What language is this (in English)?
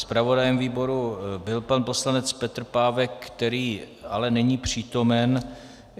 Czech